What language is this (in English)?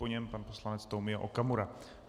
Czech